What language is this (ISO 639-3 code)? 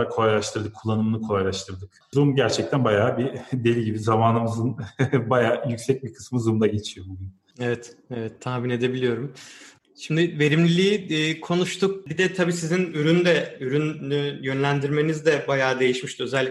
tur